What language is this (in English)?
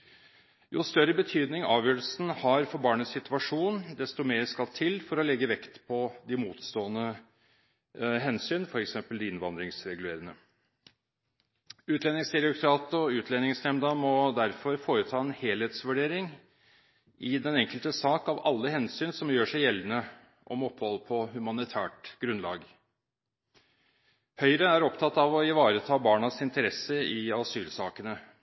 Norwegian Bokmål